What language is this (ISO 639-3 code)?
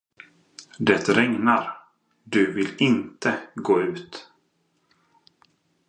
swe